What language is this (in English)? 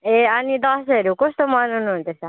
Nepali